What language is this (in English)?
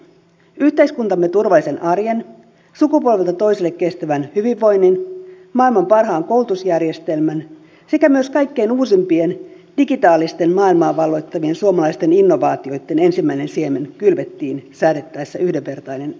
Finnish